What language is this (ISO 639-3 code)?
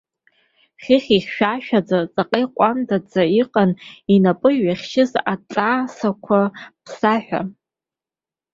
abk